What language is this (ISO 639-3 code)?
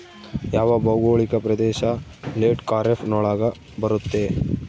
kan